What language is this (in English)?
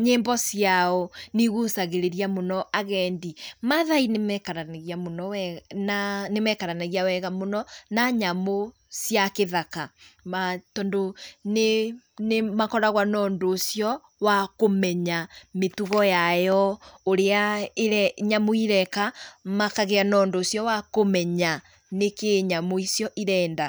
Kikuyu